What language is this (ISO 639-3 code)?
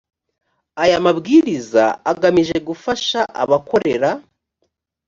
kin